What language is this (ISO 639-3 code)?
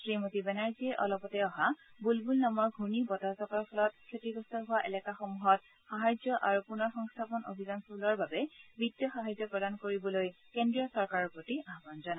asm